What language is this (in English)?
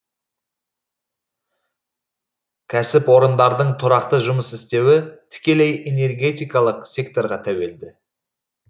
Kazakh